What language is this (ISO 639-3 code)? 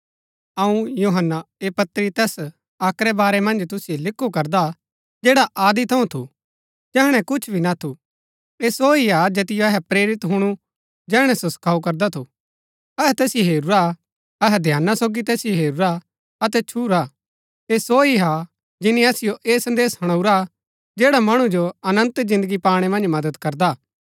gbk